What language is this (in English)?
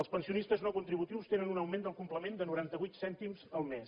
Catalan